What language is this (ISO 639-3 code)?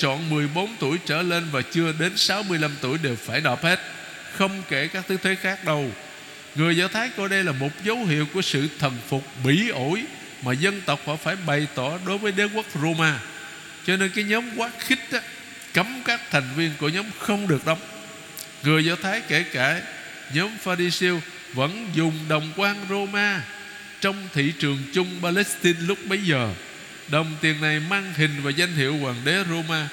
vie